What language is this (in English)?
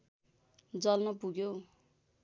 Nepali